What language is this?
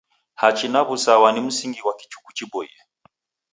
Taita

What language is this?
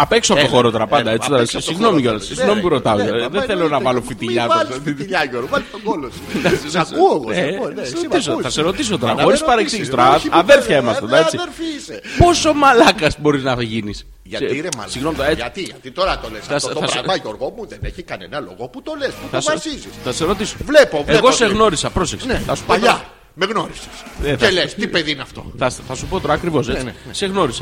Greek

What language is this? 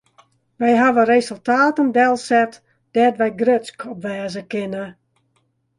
Western Frisian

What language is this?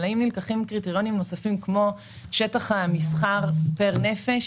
Hebrew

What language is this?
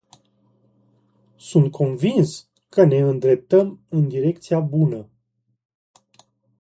Romanian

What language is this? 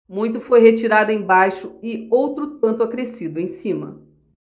Portuguese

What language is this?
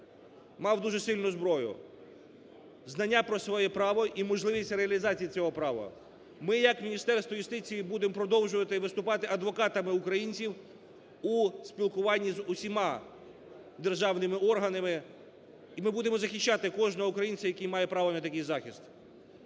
Ukrainian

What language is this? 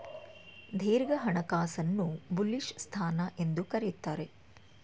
Kannada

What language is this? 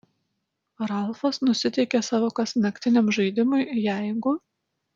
Lithuanian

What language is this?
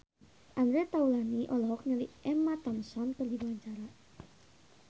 Sundanese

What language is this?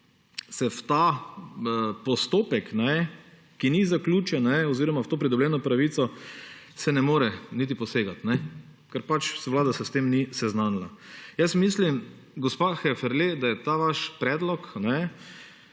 Slovenian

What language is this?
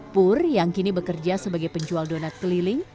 Indonesian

